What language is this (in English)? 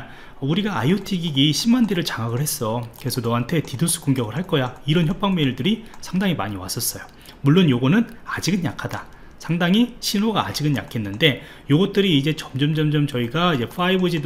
Korean